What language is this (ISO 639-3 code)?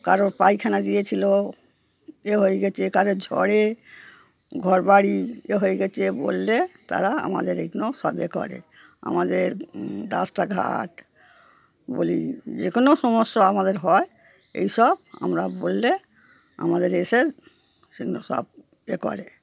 ben